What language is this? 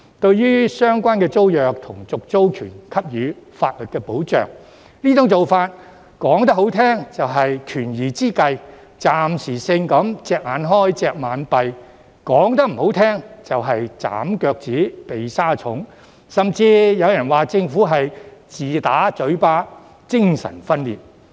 Cantonese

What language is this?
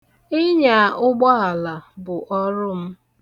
Igbo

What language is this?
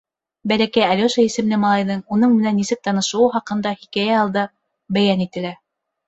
Bashkir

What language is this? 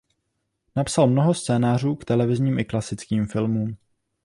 Czech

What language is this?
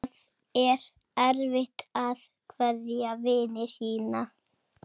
Icelandic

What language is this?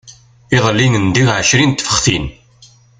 Kabyle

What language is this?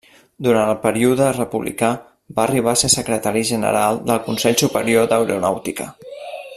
Catalan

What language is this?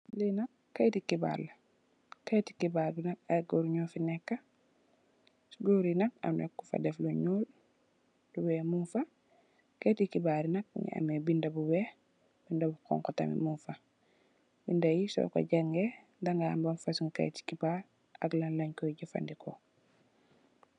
Wolof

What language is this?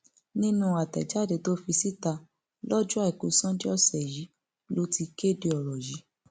Yoruba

